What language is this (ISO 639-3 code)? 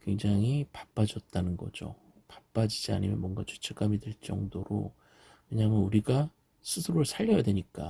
kor